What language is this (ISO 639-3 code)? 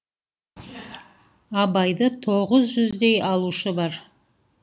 kaz